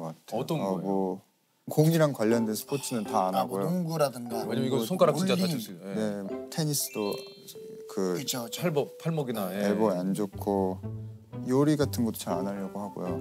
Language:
Korean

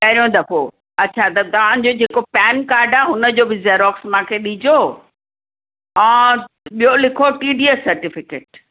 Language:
Sindhi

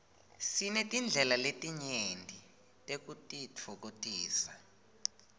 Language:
Swati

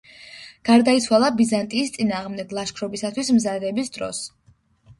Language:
Georgian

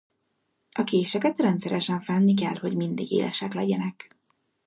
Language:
Hungarian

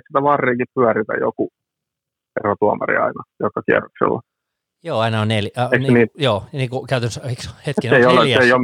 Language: Finnish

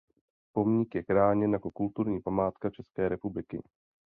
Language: Czech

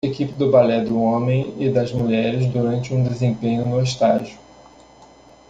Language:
Portuguese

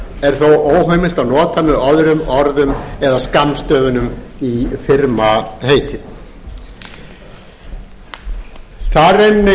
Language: Icelandic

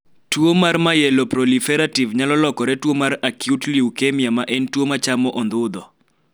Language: Luo (Kenya and Tanzania)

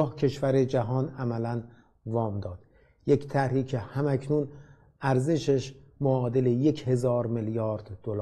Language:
Persian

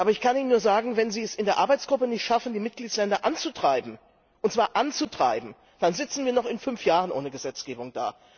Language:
German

